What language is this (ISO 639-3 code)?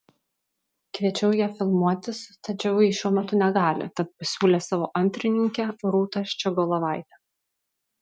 lit